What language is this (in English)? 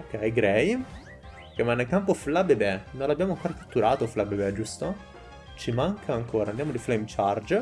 Italian